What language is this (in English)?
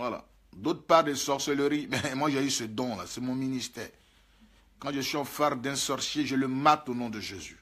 French